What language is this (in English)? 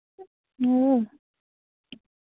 Dogri